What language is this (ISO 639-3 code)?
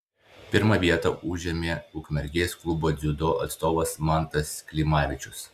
lit